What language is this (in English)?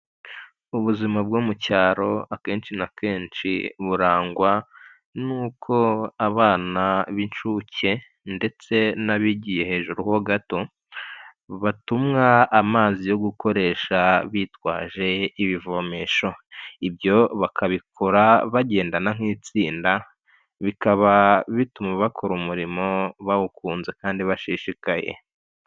Kinyarwanda